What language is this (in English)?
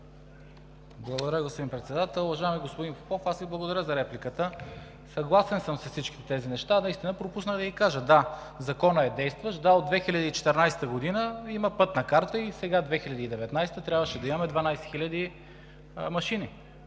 Bulgarian